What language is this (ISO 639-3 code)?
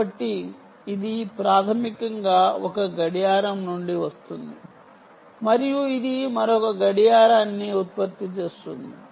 tel